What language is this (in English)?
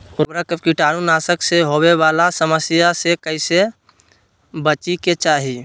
Magahi